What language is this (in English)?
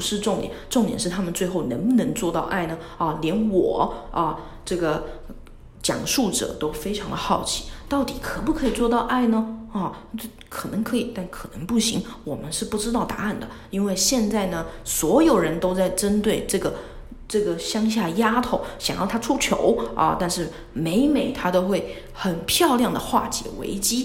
Chinese